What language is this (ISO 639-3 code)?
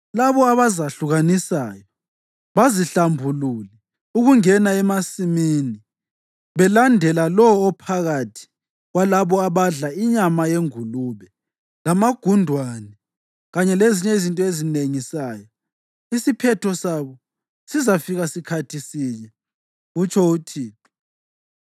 nde